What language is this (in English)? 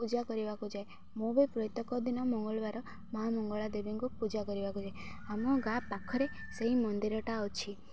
Odia